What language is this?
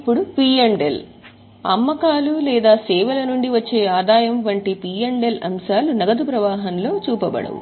Telugu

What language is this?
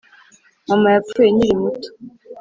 Kinyarwanda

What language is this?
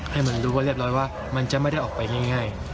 Thai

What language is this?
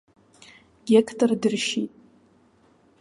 Abkhazian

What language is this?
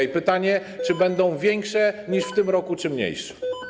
Polish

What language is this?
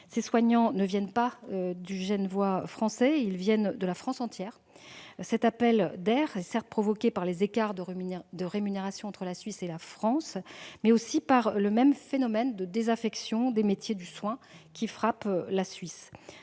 French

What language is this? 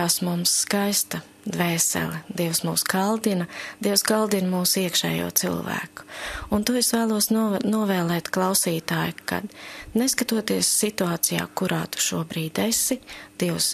Latvian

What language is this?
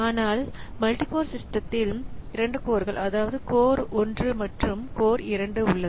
Tamil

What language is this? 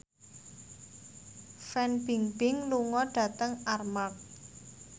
Javanese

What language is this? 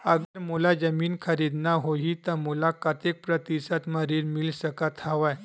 Chhattisgarhi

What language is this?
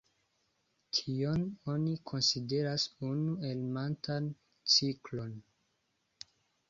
Esperanto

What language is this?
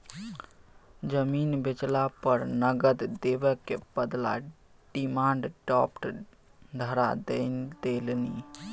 Maithili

